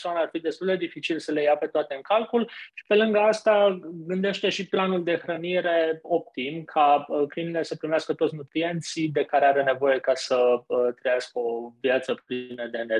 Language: Romanian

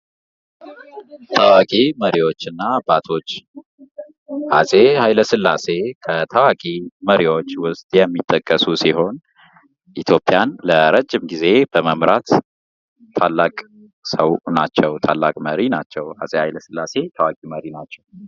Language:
Amharic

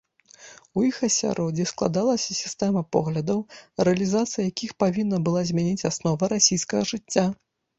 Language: Belarusian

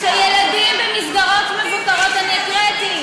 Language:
Hebrew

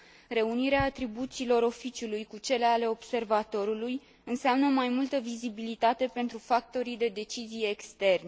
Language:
Romanian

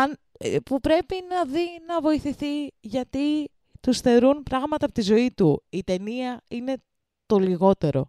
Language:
Greek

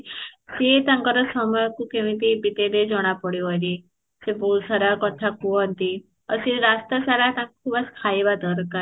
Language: Odia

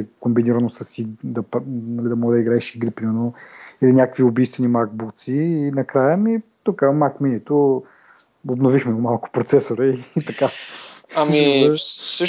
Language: Bulgarian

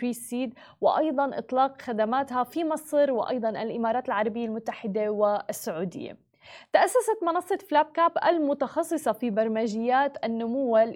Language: Arabic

